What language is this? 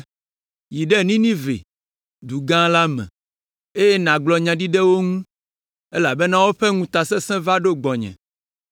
Ewe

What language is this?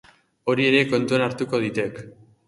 Basque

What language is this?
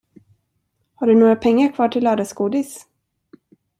Swedish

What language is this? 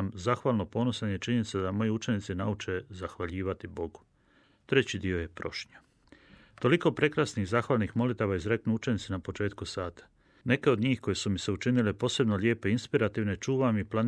Croatian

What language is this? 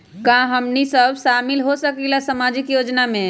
Magahi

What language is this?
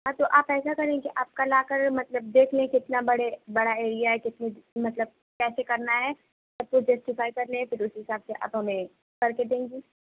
Urdu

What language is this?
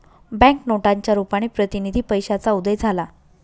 Marathi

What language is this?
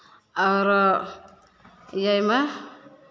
Maithili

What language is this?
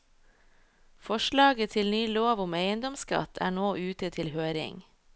Norwegian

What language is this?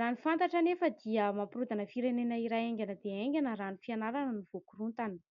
Malagasy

